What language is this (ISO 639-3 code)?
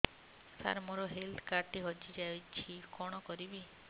ori